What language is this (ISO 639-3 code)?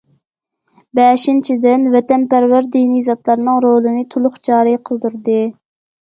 uig